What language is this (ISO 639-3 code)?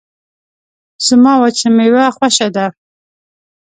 pus